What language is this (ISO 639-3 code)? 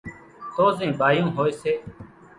gjk